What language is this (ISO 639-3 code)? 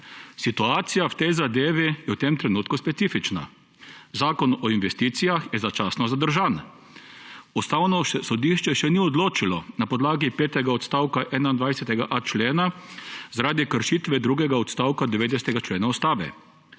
slv